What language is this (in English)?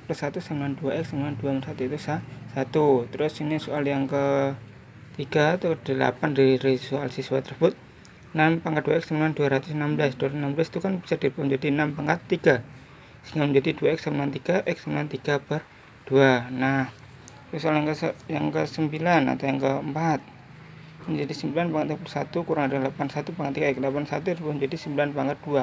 Indonesian